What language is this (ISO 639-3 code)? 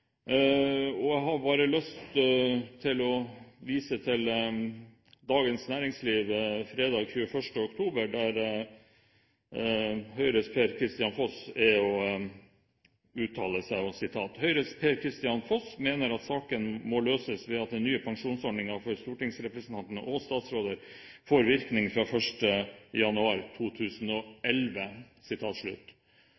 nob